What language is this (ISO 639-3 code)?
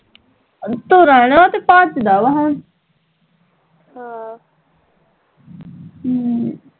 pan